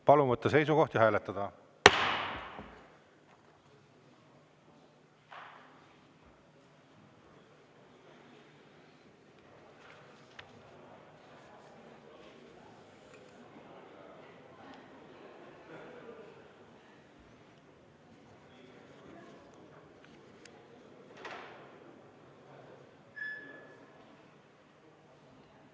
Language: Estonian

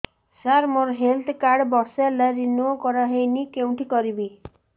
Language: Odia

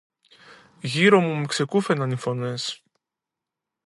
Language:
Greek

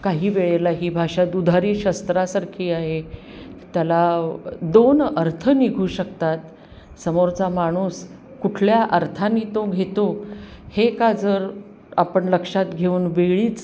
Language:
Marathi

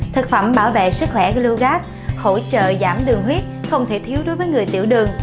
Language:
Vietnamese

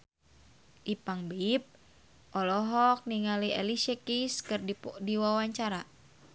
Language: Sundanese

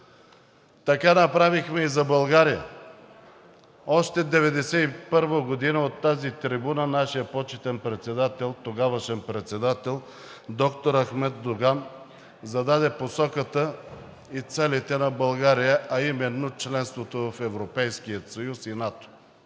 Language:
Bulgarian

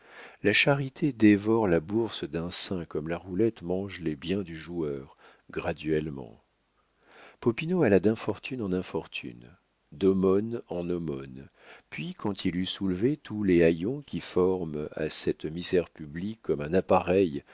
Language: French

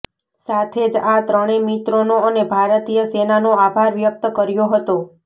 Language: Gujarati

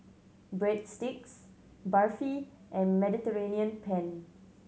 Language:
English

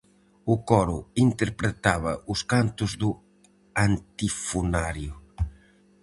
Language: Galician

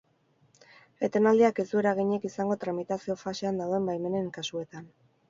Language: Basque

